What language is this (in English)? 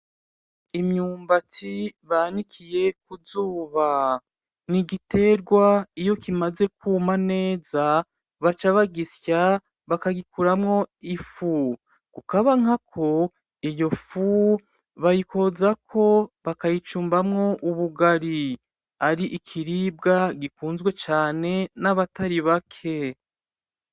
Rundi